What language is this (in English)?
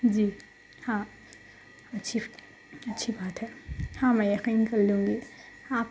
Urdu